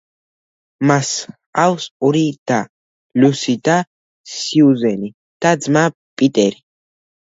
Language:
Georgian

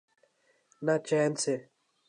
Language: Urdu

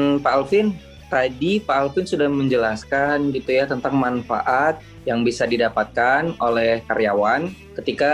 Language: Indonesian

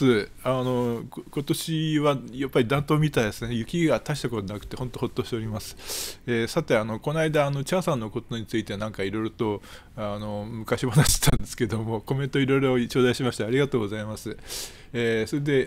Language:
Japanese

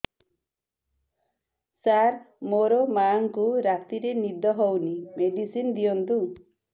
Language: Odia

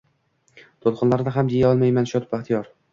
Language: Uzbek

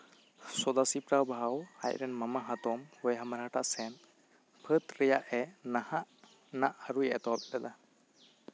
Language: Santali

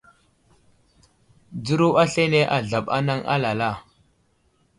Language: Wuzlam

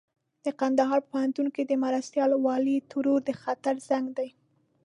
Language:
Pashto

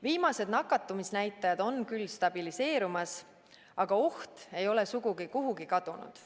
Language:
Estonian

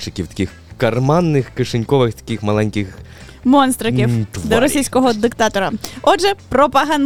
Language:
Ukrainian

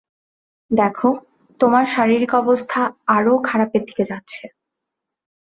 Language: Bangla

